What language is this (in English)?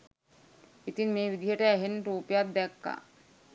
Sinhala